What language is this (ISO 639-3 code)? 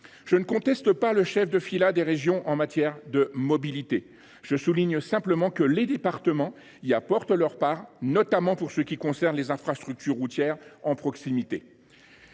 fra